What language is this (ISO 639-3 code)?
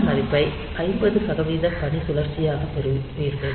tam